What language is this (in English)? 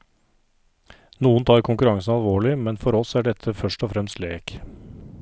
Norwegian